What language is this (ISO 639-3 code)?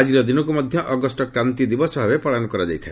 ori